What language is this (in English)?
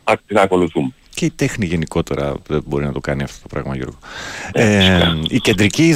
Greek